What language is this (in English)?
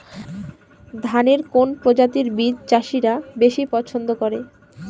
Bangla